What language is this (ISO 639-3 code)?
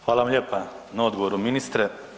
hrv